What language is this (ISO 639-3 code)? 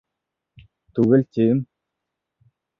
bak